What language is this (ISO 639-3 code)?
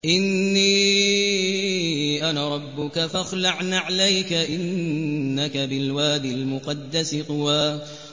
ara